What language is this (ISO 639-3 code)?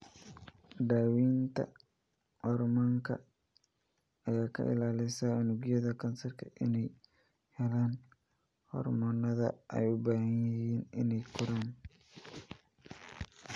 som